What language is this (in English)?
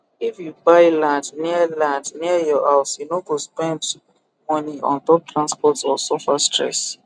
Nigerian Pidgin